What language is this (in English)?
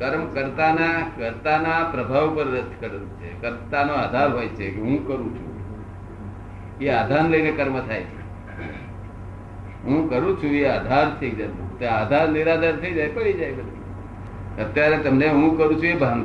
Gujarati